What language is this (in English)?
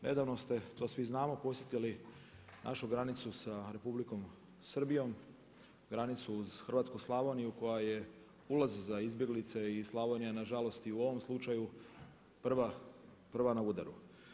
Croatian